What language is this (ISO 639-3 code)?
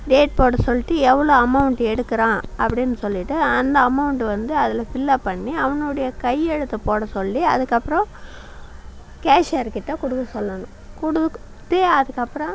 tam